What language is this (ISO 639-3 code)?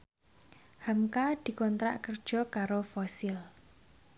jav